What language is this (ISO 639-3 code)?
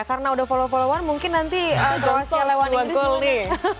ind